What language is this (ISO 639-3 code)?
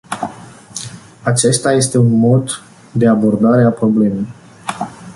ron